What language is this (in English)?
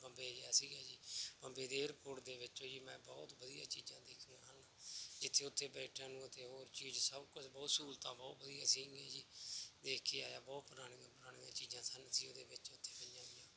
Punjabi